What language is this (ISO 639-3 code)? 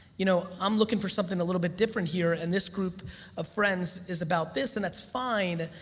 eng